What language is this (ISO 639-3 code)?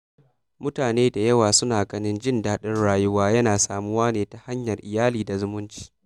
hau